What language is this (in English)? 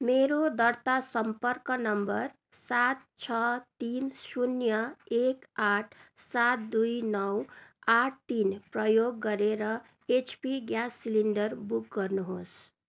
Nepali